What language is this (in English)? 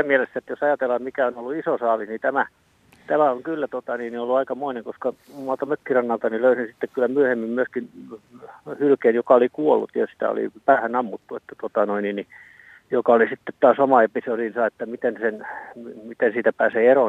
Finnish